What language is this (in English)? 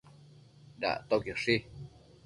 Matsés